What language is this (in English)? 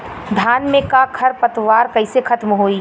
Bhojpuri